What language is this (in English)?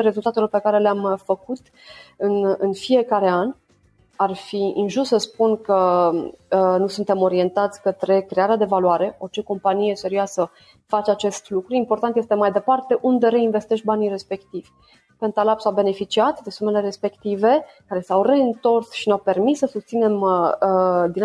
Romanian